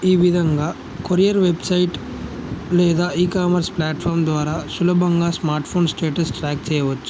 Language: Telugu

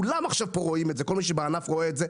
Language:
Hebrew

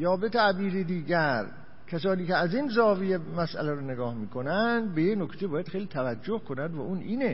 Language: Persian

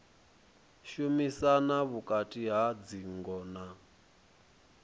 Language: Venda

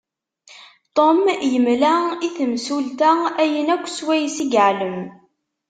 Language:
Kabyle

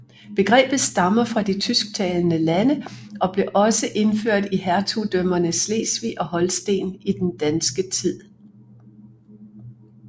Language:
Danish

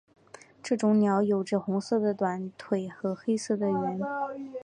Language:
Chinese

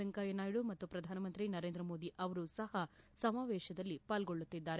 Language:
Kannada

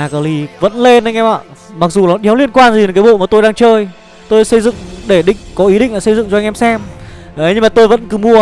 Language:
Vietnamese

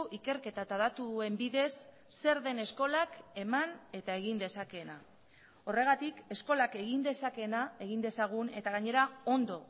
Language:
Basque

